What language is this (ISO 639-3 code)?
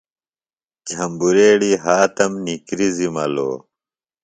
phl